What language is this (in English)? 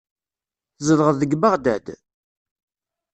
Kabyle